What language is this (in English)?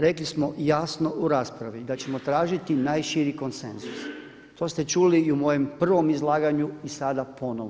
Croatian